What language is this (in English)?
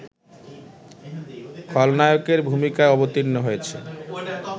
Bangla